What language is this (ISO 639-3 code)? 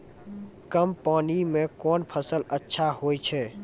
mai